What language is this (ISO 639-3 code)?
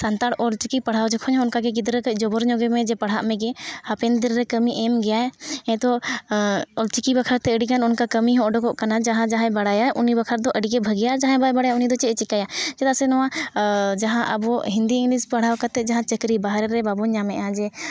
sat